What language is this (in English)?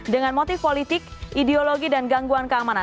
Indonesian